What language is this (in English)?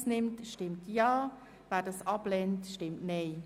Swiss German